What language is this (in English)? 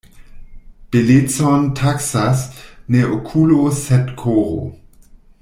Esperanto